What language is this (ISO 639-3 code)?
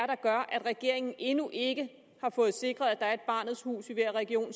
dan